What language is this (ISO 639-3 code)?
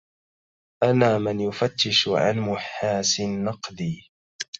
ara